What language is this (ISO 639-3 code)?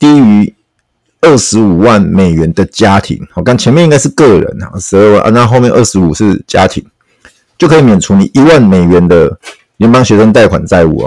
zho